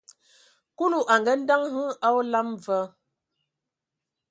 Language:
Ewondo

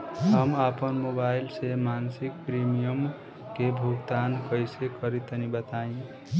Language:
Bhojpuri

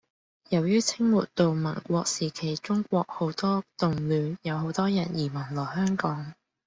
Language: Cantonese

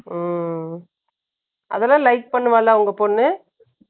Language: Tamil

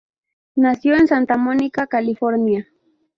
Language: Spanish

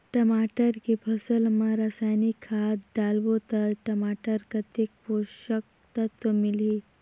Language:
Chhattisgarhi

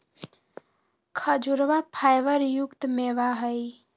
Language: Magahi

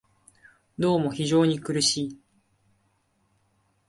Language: Japanese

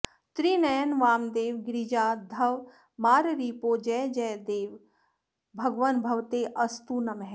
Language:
Sanskrit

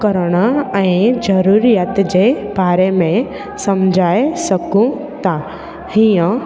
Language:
Sindhi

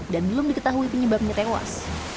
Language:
Indonesian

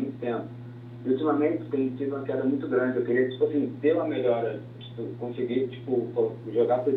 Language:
Portuguese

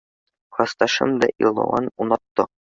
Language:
Bashkir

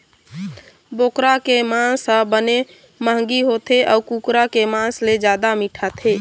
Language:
Chhattisgarhi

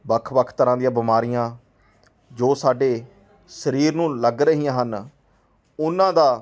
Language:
Punjabi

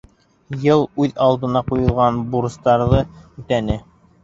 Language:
Bashkir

